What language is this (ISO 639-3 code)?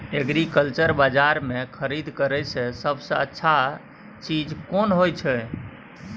mai